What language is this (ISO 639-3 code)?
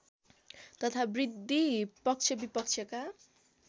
nep